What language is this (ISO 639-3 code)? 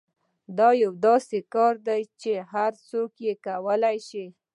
pus